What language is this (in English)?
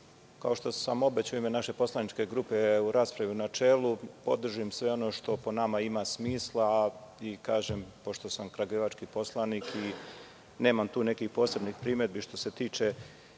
Serbian